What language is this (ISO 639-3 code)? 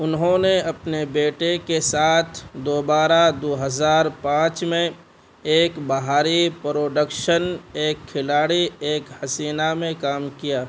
urd